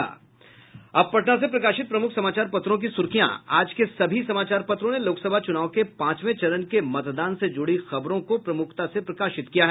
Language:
Hindi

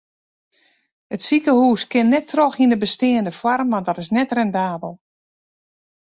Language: Western Frisian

